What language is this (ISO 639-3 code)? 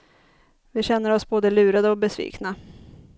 swe